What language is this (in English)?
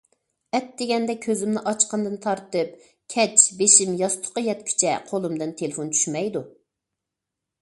Uyghur